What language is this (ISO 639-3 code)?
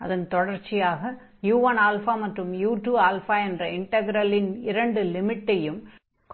tam